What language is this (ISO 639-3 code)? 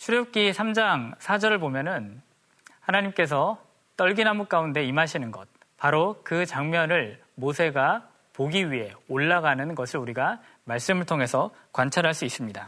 kor